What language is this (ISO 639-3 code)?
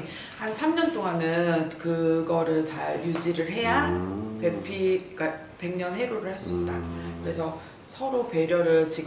kor